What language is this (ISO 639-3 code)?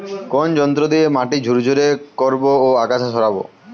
ben